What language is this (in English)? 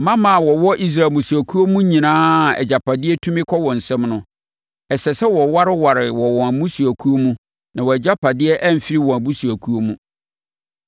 Akan